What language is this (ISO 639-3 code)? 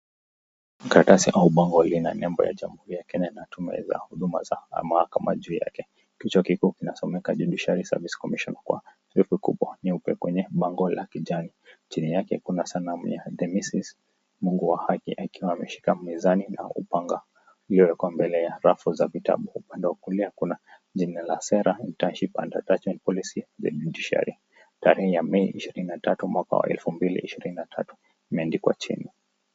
swa